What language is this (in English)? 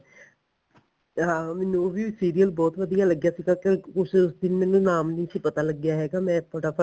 Punjabi